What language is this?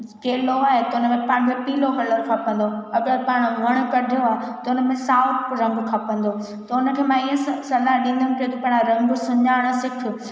Sindhi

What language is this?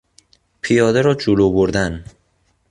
Persian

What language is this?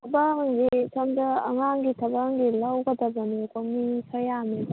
Manipuri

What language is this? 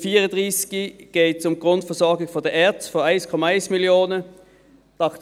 Swiss German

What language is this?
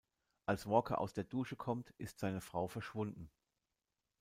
German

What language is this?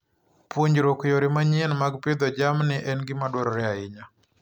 Luo (Kenya and Tanzania)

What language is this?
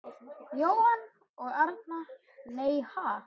Icelandic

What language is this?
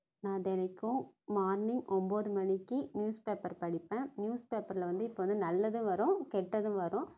Tamil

